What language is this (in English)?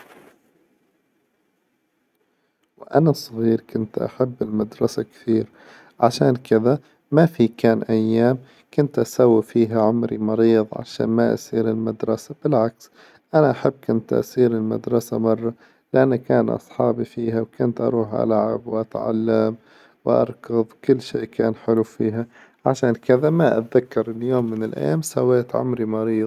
Hijazi Arabic